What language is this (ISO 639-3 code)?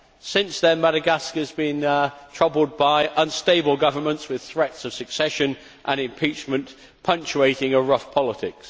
eng